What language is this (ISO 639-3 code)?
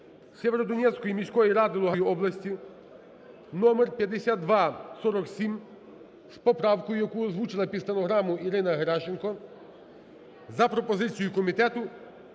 ukr